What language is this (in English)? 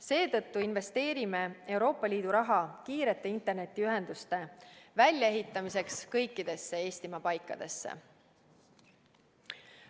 Estonian